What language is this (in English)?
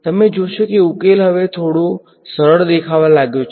Gujarati